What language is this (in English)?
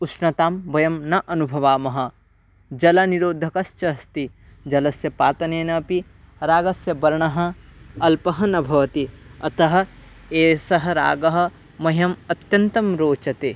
Sanskrit